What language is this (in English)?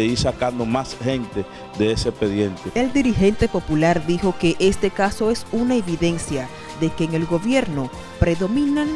Spanish